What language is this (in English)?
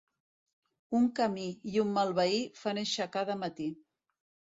Catalan